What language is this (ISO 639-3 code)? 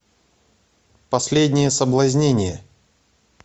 rus